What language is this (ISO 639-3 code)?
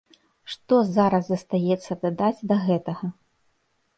bel